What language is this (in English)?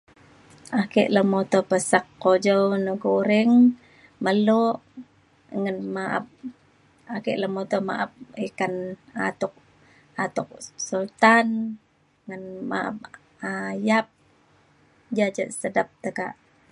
Mainstream Kenyah